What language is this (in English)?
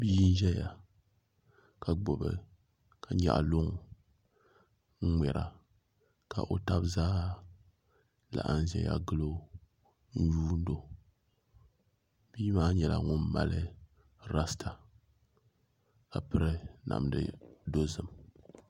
Dagbani